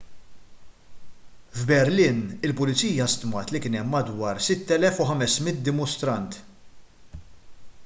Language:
Maltese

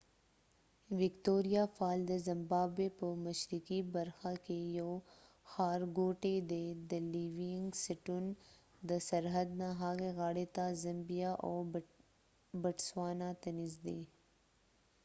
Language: Pashto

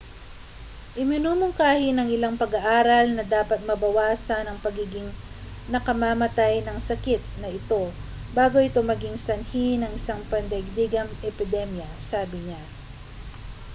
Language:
Filipino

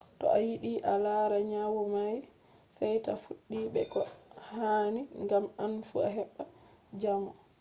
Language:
Fula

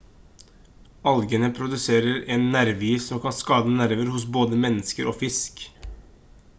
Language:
Norwegian Bokmål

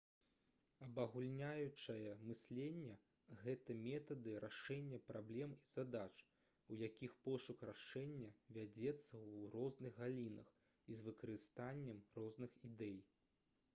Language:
Belarusian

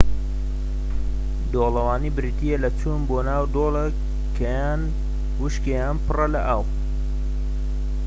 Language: Central Kurdish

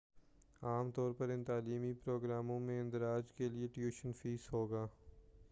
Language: Urdu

